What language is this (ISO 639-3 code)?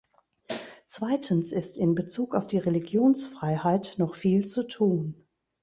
deu